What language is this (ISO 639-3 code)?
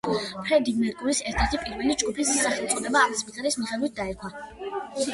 kat